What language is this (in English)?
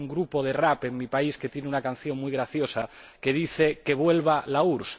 Spanish